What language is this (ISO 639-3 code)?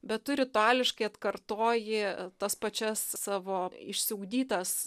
lit